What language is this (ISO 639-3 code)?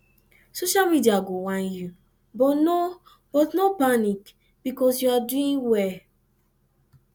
pcm